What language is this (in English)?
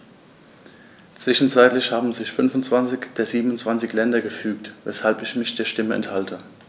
German